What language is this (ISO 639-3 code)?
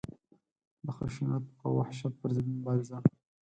pus